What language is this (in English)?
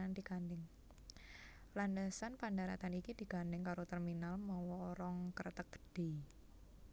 Javanese